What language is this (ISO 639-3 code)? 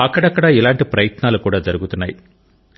tel